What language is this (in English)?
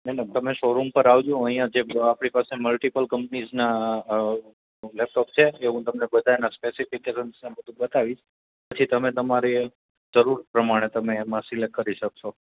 Gujarati